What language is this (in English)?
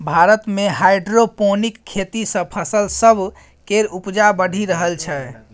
Maithili